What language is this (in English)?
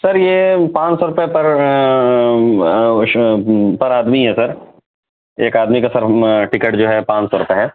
Urdu